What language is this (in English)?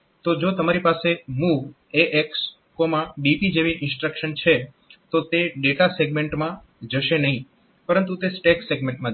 Gujarati